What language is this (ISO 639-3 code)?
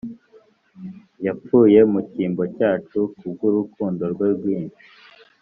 kin